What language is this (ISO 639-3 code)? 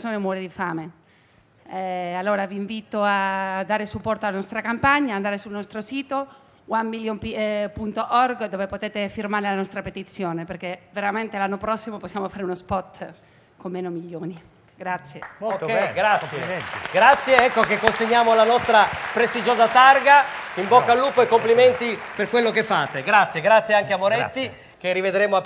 ita